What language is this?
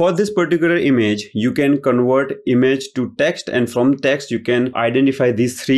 English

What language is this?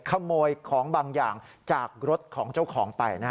Thai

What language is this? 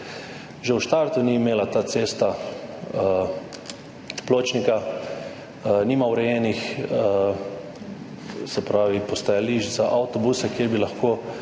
Slovenian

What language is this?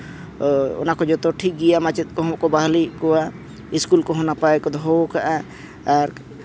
Santali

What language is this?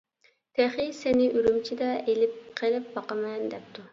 Uyghur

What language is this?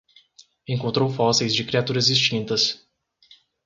Portuguese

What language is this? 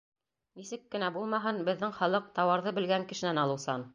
Bashkir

